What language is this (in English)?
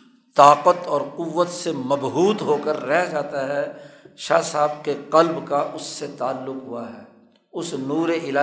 Urdu